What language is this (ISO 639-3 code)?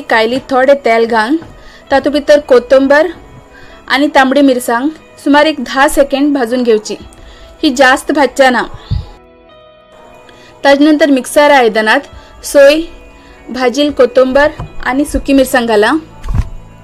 mar